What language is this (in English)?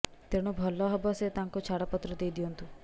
Odia